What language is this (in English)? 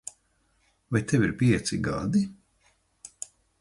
Latvian